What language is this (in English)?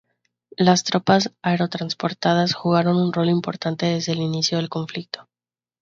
Spanish